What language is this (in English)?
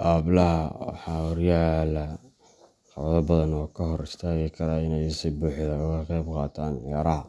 Somali